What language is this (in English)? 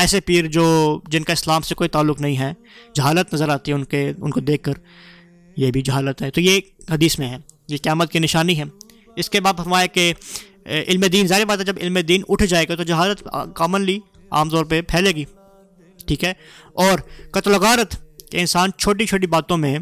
Urdu